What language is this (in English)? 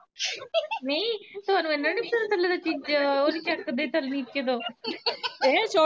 Punjabi